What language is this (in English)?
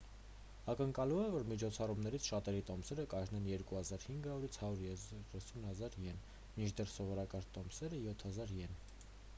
Armenian